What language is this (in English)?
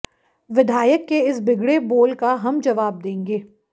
Hindi